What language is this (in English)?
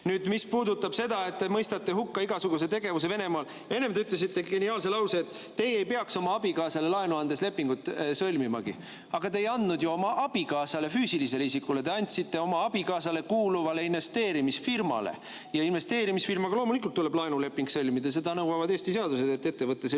Estonian